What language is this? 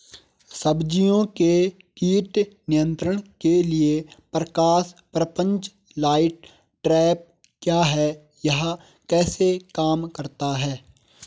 Hindi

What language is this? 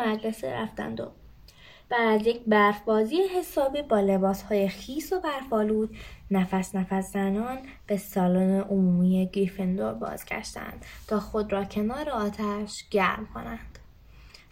Persian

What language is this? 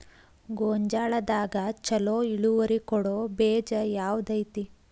Kannada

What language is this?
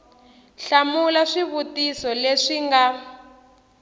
Tsonga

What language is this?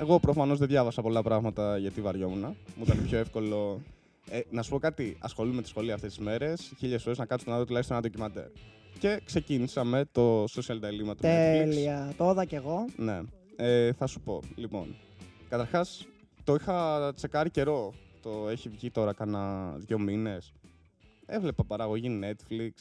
Greek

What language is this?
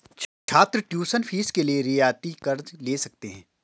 Hindi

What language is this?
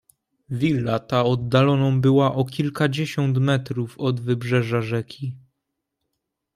Polish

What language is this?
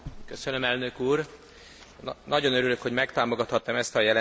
Hungarian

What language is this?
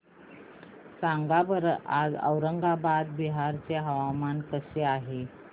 Marathi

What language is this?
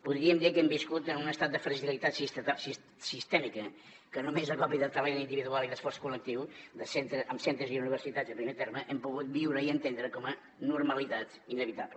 Catalan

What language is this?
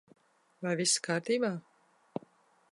Latvian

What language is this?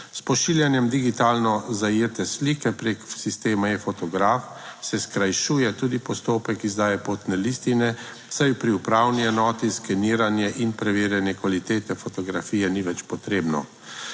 Slovenian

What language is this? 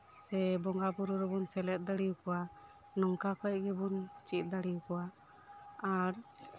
Santali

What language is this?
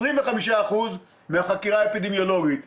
Hebrew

